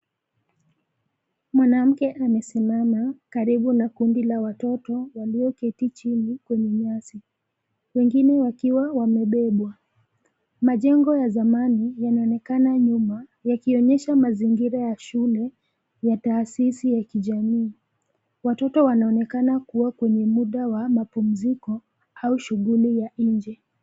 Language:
Swahili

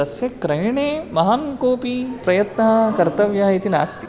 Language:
Sanskrit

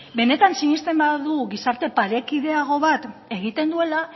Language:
Basque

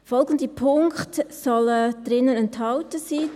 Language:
Swiss German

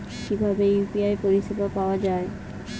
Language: Bangla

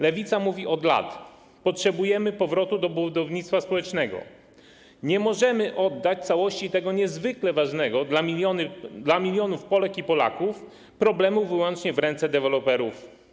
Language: Polish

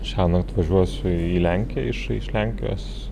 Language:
Lithuanian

